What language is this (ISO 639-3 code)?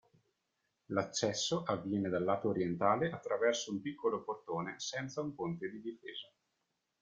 ita